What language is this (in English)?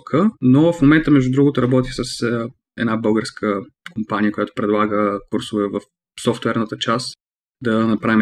Bulgarian